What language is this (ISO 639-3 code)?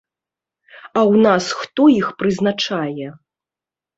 bel